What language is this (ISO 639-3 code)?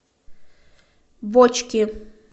rus